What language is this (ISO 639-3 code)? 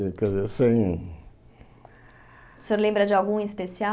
por